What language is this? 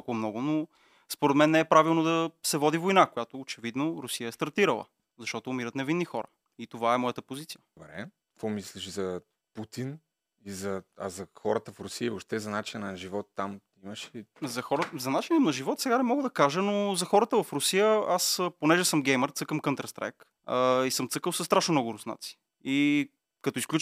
Bulgarian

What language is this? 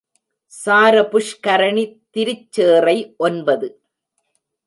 Tamil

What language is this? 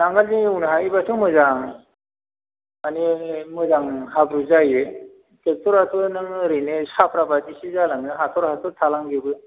Bodo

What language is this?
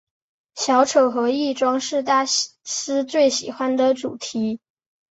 Chinese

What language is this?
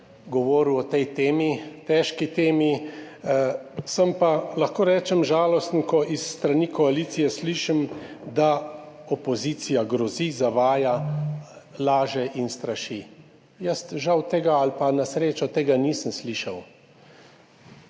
Slovenian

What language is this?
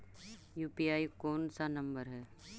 Magahi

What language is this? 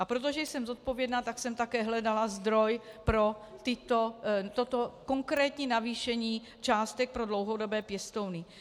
Czech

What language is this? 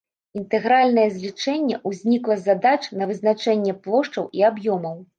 Belarusian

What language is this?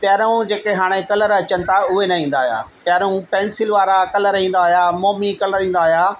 Sindhi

